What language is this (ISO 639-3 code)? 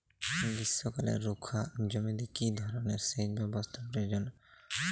ben